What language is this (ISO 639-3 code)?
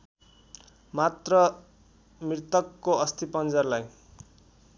nep